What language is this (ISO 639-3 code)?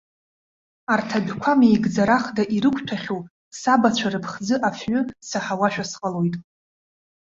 abk